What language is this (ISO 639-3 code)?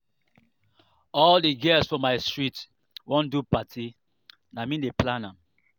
pcm